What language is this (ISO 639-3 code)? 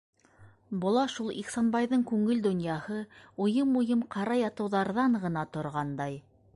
bak